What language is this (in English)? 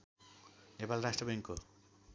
Nepali